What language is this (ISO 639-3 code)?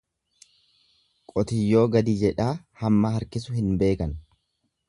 orm